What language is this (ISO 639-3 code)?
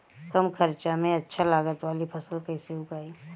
bho